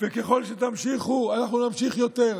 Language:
Hebrew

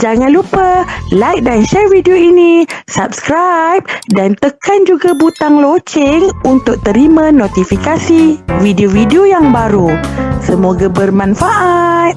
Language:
Malay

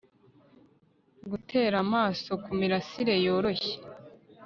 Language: Kinyarwanda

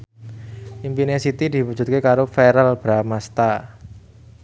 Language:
Javanese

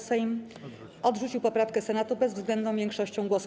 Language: Polish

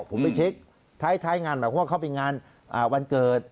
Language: Thai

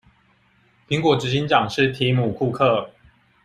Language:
Chinese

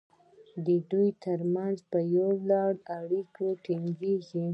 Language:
Pashto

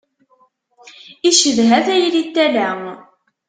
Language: Kabyle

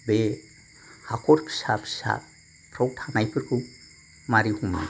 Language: Bodo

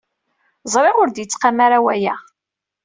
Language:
Kabyle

